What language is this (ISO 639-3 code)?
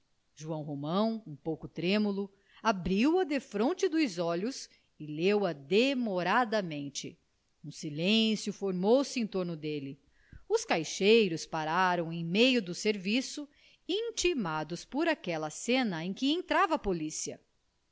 por